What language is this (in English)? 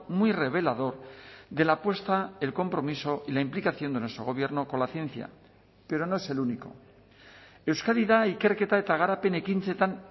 Spanish